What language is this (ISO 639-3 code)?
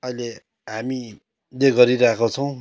nep